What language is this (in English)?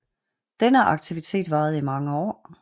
Danish